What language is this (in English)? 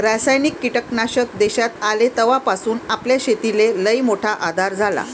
Marathi